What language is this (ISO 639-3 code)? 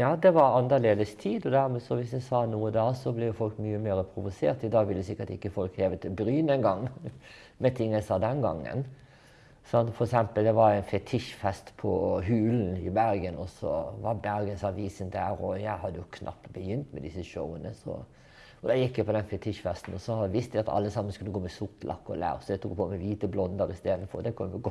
nor